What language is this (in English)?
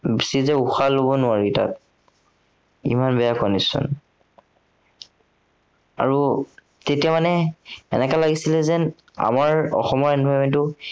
Assamese